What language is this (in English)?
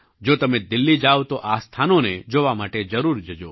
Gujarati